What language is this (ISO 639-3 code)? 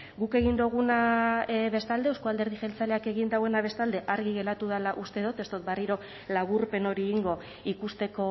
eus